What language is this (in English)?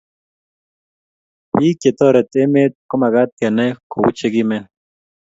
Kalenjin